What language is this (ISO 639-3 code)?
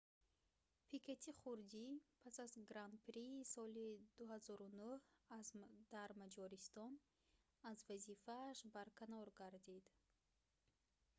tgk